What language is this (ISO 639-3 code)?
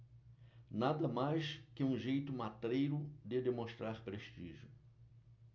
por